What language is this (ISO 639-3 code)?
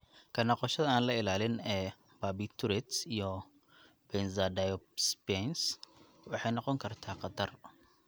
som